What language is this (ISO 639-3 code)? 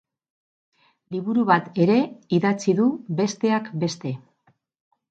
eus